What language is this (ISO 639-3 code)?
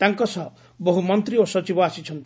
ori